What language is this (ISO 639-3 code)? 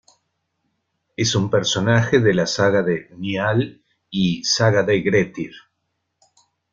spa